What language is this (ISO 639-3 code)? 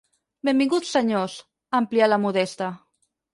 cat